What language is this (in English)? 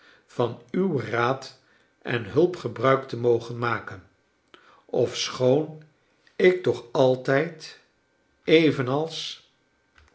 Dutch